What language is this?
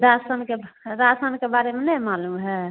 Hindi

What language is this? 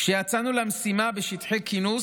Hebrew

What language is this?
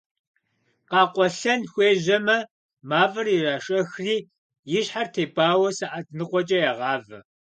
Kabardian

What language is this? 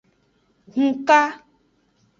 Aja (Benin)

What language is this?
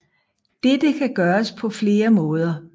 Danish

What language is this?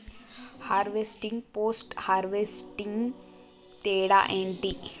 Telugu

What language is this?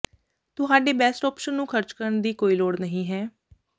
Punjabi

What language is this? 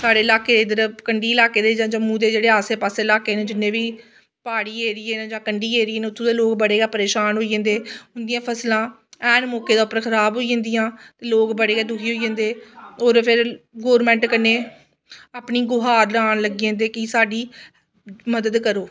Dogri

